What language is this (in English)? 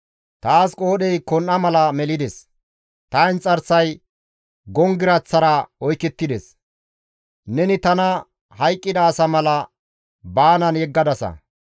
Gamo